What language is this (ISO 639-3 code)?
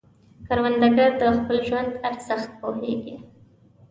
pus